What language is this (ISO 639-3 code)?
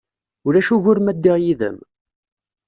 kab